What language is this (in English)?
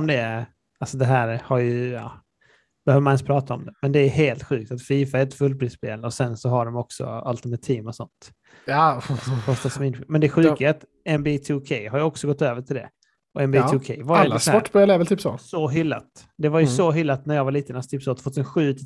Swedish